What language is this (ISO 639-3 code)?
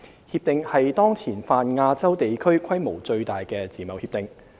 yue